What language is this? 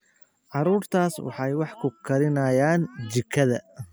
Somali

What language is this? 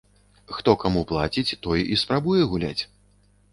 Belarusian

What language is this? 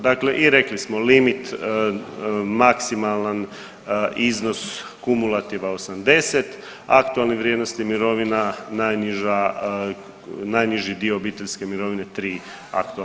Croatian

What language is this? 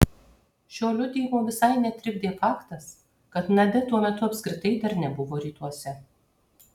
Lithuanian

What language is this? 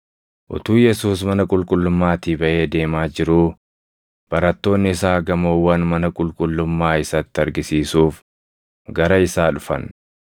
Oromo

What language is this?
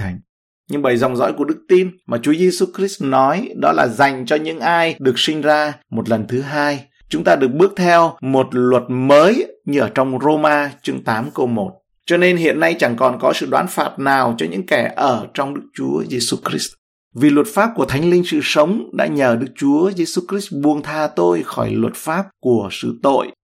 Vietnamese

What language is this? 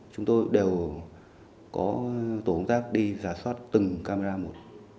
Vietnamese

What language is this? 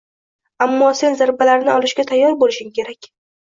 Uzbek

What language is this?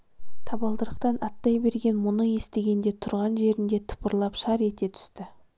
Kazakh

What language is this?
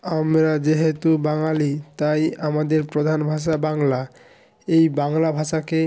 Bangla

